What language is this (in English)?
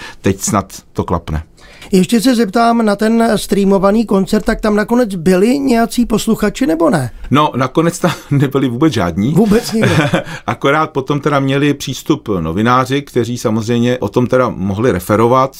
Czech